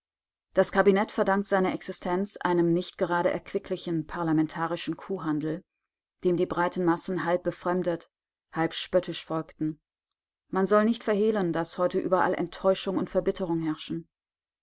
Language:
German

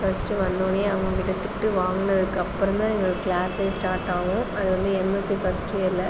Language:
Tamil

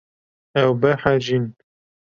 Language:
Kurdish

